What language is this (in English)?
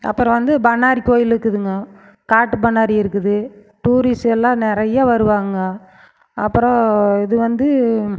Tamil